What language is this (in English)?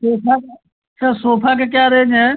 Hindi